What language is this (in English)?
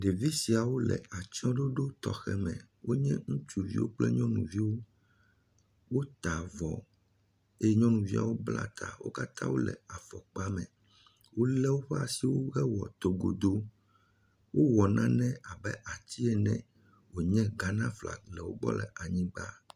Ewe